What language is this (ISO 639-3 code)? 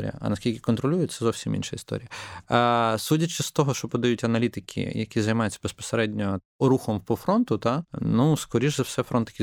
ukr